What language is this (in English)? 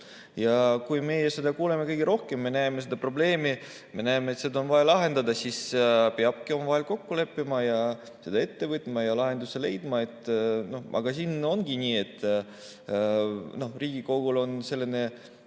Estonian